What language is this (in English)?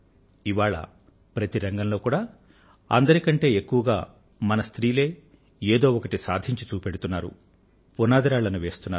Telugu